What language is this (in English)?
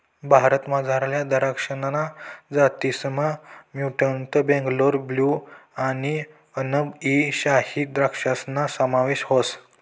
Marathi